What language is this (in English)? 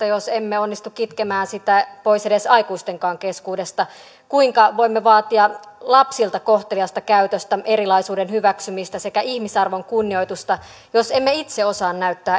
Finnish